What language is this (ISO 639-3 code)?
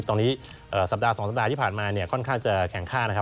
tha